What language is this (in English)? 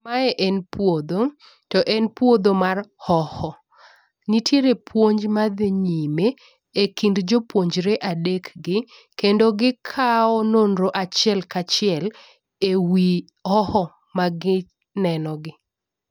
Luo (Kenya and Tanzania)